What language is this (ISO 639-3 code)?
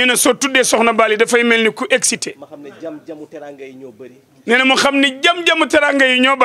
fra